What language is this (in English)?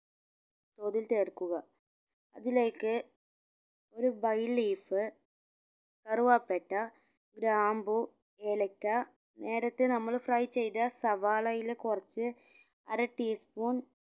Malayalam